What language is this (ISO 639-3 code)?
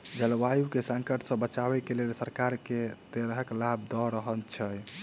mai